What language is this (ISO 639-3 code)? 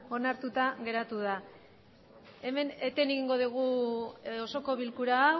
eus